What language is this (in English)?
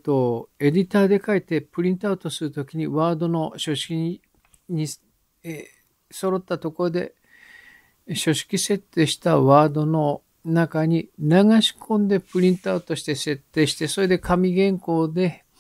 Japanese